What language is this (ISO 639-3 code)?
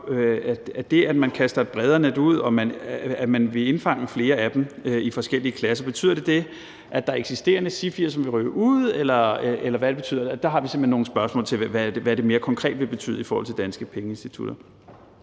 dan